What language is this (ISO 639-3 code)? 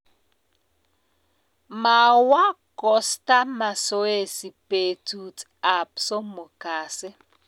kln